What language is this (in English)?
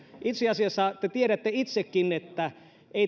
Finnish